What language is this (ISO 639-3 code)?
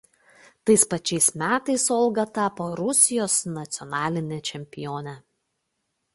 lit